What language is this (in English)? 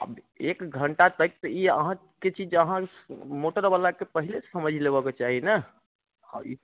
Maithili